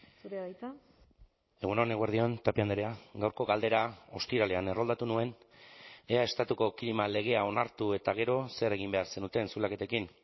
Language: Basque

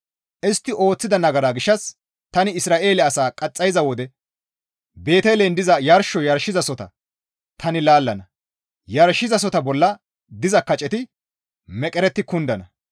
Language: Gamo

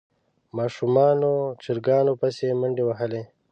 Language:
Pashto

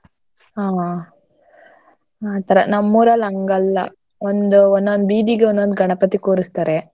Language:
Kannada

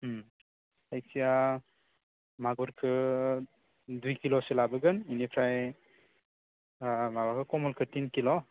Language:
Bodo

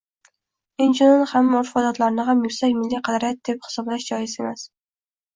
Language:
Uzbek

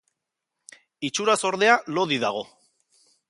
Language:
Basque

